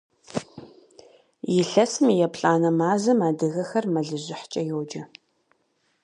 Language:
Kabardian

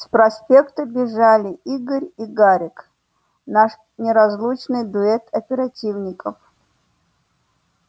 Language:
Russian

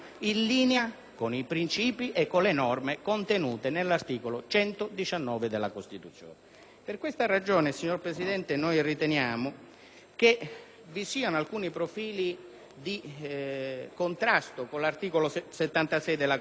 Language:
Italian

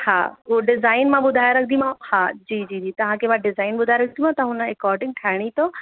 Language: Sindhi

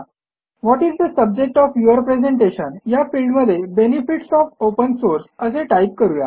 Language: Marathi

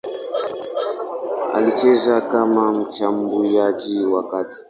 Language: Swahili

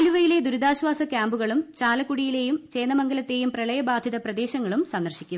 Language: Malayalam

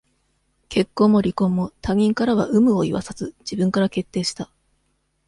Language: Japanese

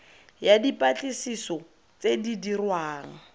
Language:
Tswana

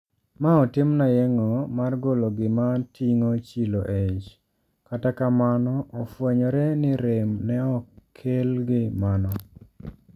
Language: Luo (Kenya and Tanzania)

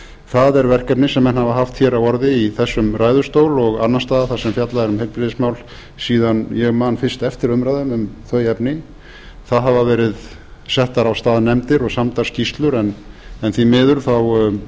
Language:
Icelandic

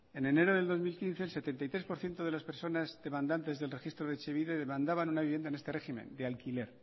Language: Spanish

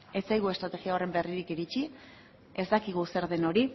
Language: Basque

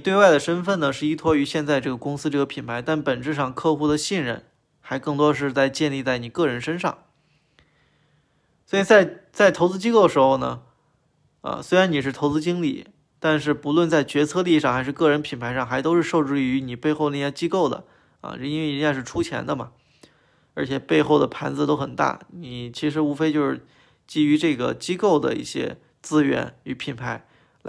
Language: Chinese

